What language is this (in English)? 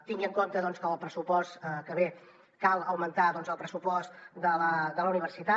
Catalan